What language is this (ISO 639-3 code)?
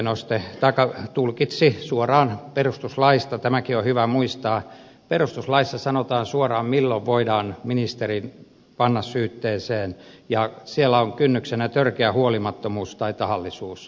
fin